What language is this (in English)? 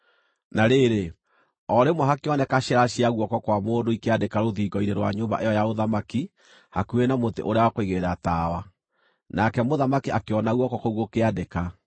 Kikuyu